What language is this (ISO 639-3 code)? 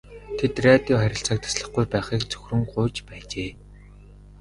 mon